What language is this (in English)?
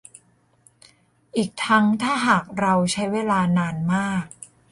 Thai